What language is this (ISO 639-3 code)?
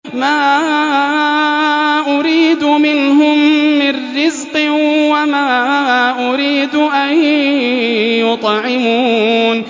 ara